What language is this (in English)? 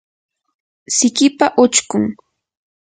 Yanahuanca Pasco Quechua